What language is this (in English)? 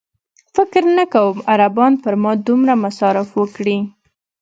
Pashto